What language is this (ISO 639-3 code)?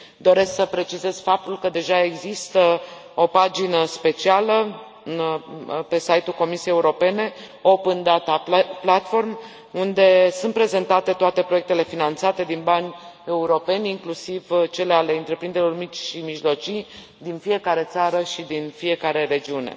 ron